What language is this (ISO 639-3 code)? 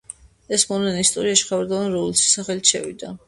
kat